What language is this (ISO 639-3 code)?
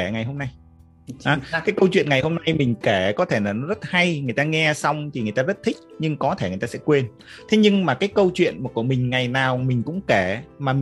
vie